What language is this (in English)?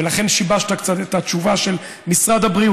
Hebrew